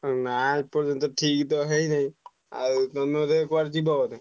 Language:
Odia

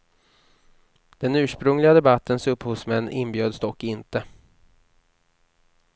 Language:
Swedish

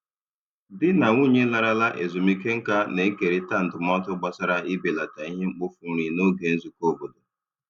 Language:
Igbo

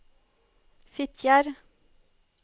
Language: Norwegian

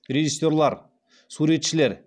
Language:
Kazakh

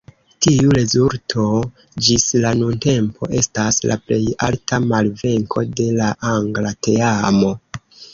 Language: Esperanto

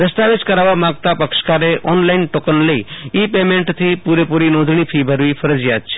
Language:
Gujarati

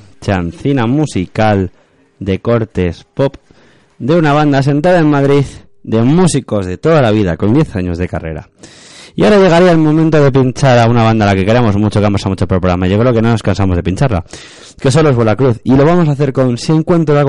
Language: Spanish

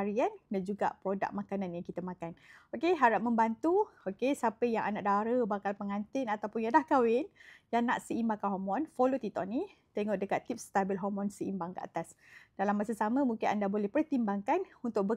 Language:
Malay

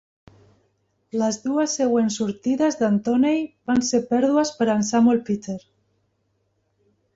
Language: Catalan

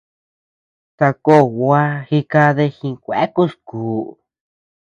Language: Tepeuxila Cuicatec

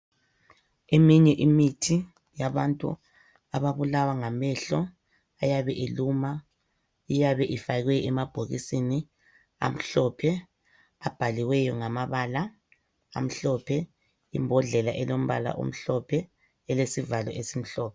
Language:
North Ndebele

